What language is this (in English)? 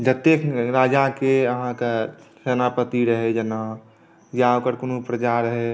Maithili